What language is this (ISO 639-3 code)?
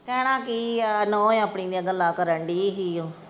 pan